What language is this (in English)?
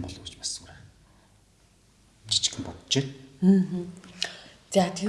Turkish